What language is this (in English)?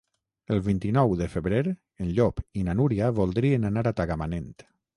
Catalan